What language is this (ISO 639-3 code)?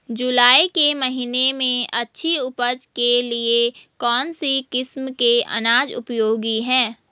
hin